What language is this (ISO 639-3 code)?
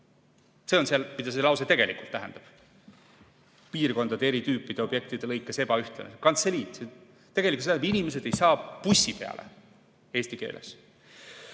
est